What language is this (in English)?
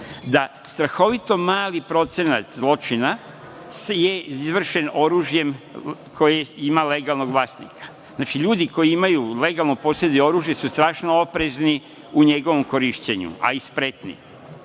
Serbian